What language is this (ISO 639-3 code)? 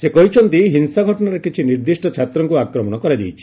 ori